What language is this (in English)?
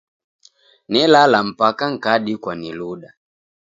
Taita